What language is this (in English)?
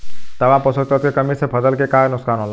Bhojpuri